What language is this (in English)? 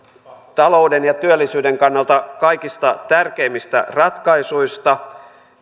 Finnish